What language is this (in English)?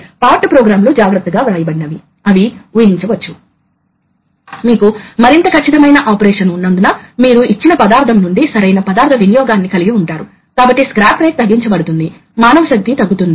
Telugu